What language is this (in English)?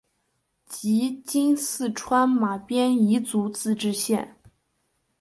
Chinese